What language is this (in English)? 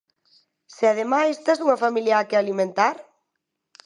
Galician